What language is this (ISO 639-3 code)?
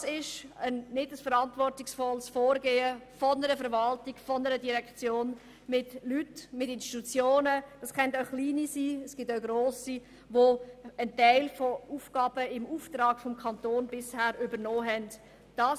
gsw